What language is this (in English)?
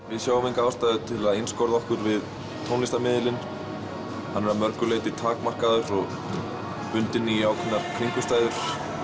Icelandic